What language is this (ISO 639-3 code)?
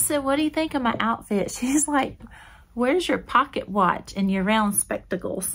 eng